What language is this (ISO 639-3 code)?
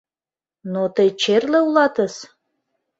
chm